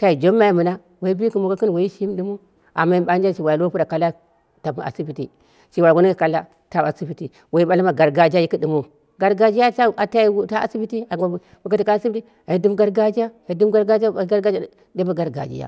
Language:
Dera (Nigeria)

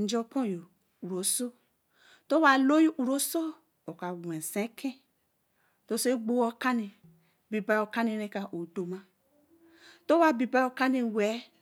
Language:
Eleme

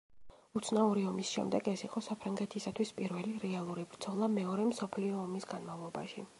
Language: Georgian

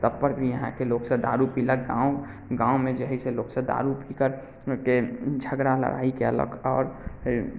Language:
Maithili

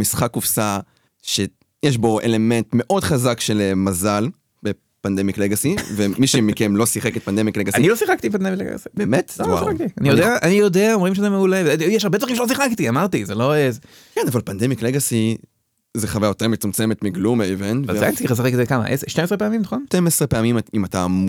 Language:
Hebrew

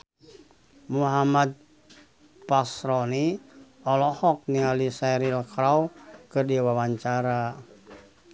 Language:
Sundanese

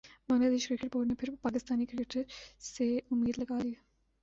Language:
Urdu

